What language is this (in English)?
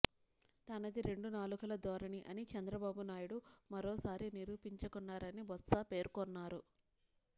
Telugu